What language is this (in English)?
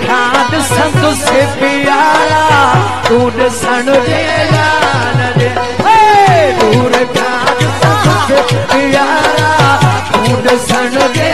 Hindi